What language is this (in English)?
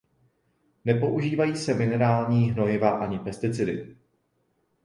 Czech